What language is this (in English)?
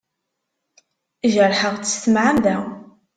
Kabyle